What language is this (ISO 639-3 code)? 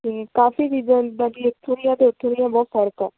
pan